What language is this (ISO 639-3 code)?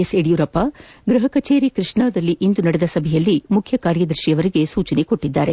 kan